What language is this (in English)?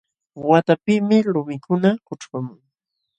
Jauja Wanca Quechua